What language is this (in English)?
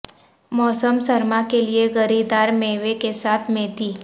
Urdu